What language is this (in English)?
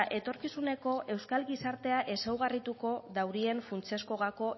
Basque